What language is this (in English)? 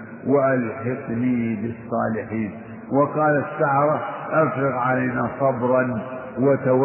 Arabic